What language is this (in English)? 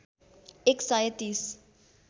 Nepali